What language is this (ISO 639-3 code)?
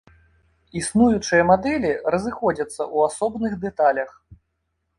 bel